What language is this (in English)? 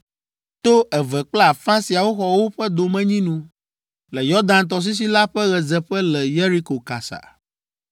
Ewe